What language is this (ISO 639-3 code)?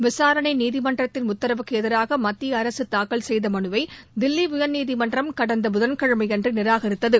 tam